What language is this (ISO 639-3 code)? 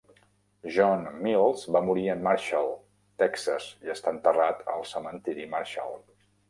cat